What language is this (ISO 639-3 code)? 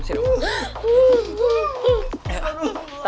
ind